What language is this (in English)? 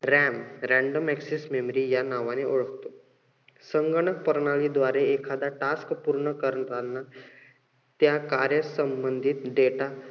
Marathi